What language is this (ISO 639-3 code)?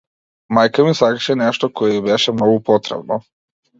mkd